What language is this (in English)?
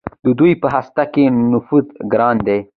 Pashto